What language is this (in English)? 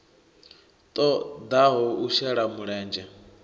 Venda